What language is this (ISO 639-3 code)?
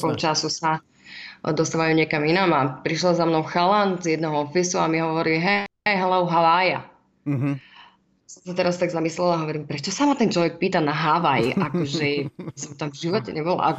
slk